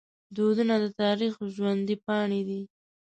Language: Pashto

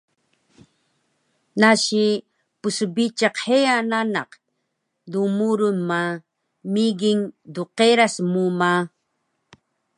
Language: Taroko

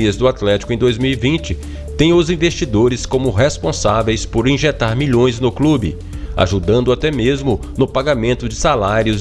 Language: Portuguese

